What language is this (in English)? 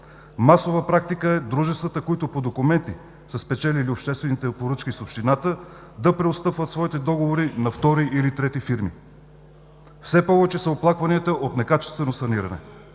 Bulgarian